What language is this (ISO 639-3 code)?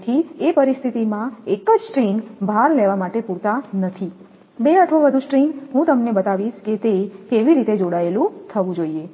guj